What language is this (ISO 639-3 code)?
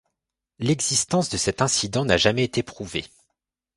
fra